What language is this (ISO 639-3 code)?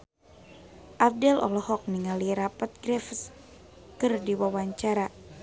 sun